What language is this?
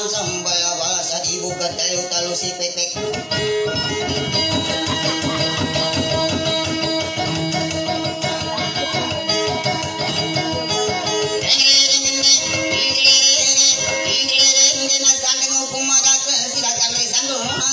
Thai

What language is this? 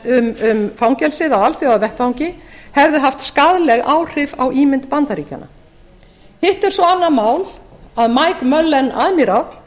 Icelandic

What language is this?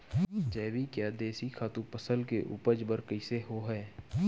Chhattisgarhi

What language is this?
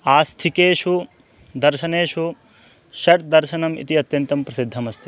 Sanskrit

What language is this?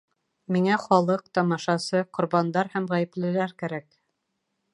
Bashkir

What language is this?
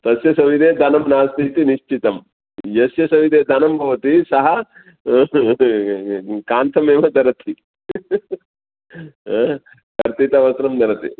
Sanskrit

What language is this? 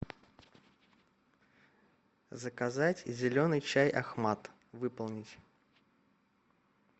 Russian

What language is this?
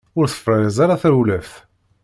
Kabyle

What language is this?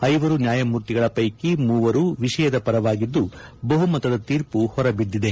Kannada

